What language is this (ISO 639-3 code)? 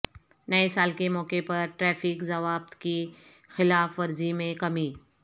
urd